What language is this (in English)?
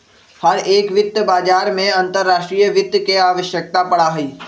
Magahi